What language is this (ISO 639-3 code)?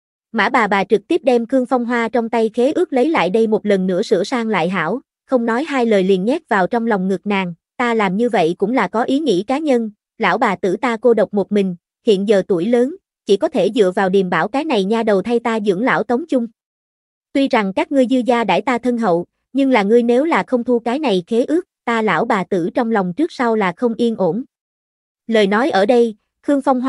vie